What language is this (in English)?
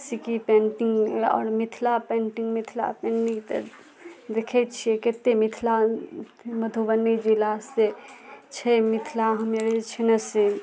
Maithili